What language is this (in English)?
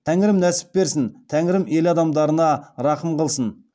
Kazakh